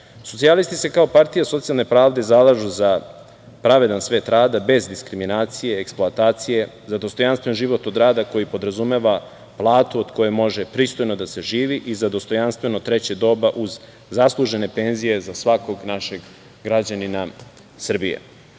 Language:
Serbian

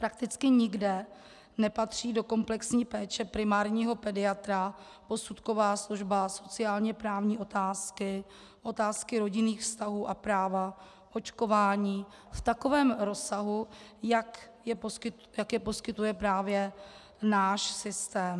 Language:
Czech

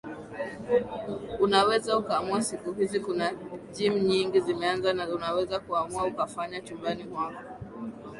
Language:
Swahili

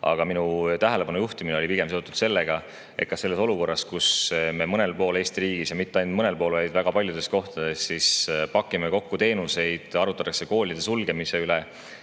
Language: Estonian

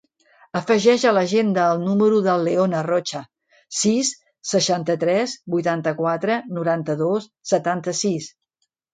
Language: Catalan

